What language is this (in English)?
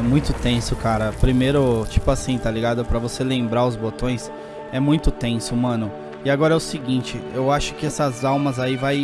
Portuguese